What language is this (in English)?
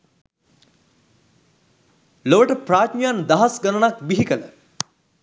Sinhala